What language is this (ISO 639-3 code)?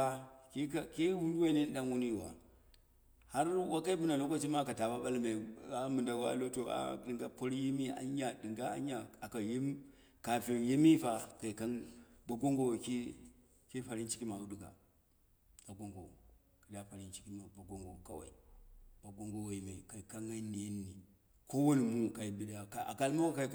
kna